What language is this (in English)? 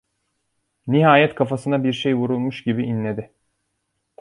Turkish